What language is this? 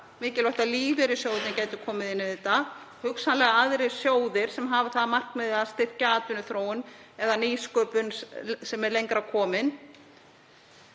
Icelandic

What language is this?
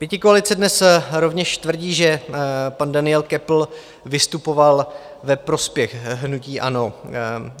Czech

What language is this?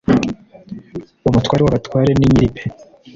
Kinyarwanda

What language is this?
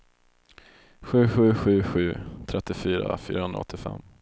Swedish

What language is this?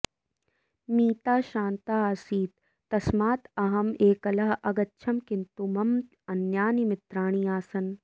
Sanskrit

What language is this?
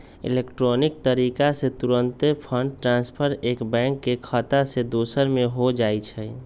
Magahi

